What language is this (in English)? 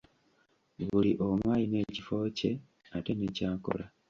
Ganda